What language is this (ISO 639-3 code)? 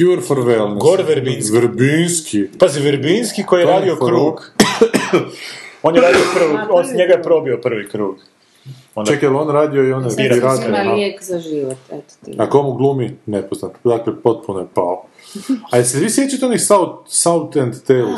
hrv